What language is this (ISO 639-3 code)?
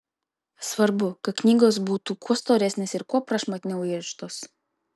lit